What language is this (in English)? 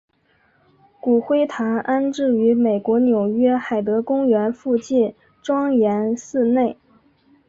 Chinese